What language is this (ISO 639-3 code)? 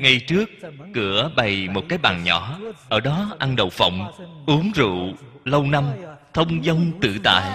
vie